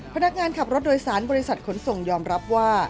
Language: Thai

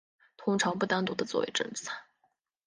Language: Chinese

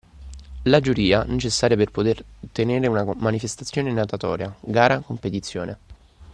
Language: Italian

